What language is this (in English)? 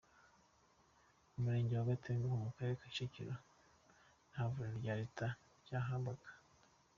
Kinyarwanda